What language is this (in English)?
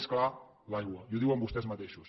Catalan